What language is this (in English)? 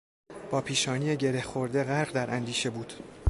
Persian